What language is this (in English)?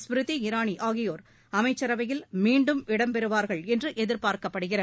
Tamil